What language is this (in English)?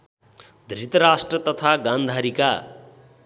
Nepali